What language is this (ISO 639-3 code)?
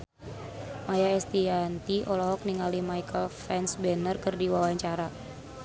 sun